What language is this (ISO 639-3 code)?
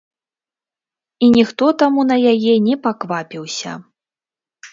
bel